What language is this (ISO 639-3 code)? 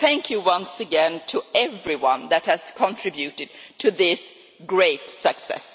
eng